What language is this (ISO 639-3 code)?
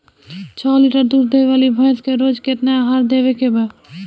bho